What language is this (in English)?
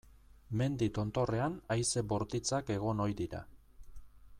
Basque